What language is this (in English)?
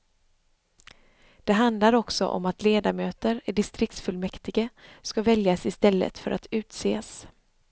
Swedish